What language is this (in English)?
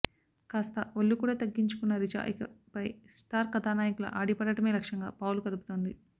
Telugu